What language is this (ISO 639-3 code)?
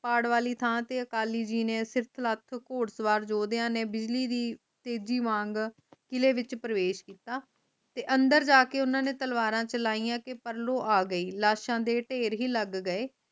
pan